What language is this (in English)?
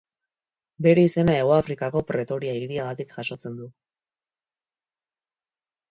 Basque